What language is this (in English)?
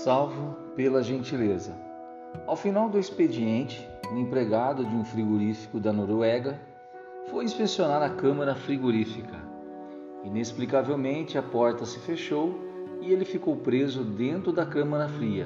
Portuguese